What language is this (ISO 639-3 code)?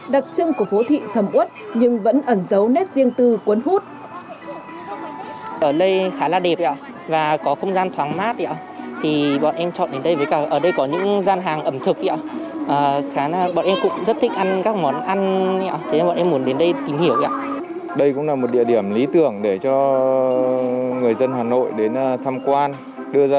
vie